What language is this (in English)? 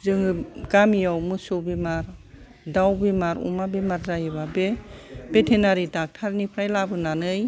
Bodo